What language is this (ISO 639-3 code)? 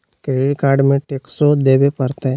mag